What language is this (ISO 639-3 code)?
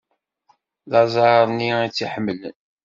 kab